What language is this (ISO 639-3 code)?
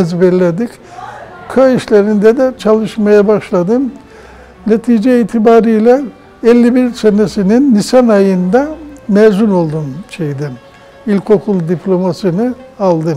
tur